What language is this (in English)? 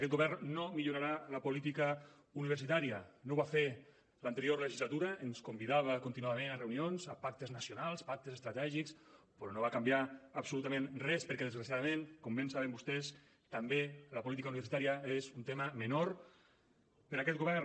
Catalan